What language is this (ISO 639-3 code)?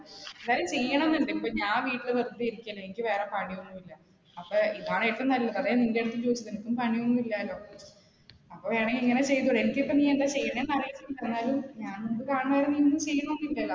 mal